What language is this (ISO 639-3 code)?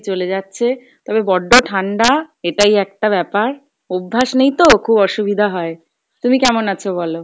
ben